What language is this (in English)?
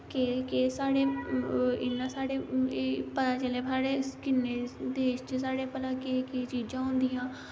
Dogri